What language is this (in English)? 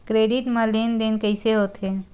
Chhattisgarhi